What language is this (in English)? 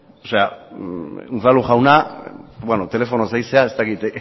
Basque